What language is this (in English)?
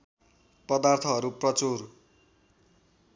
Nepali